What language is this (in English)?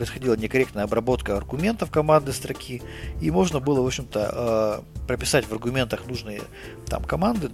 Russian